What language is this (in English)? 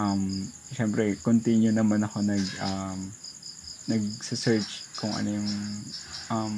Filipino